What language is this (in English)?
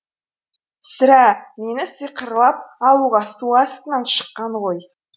Kazakh